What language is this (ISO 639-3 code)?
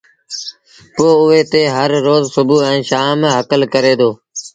sbn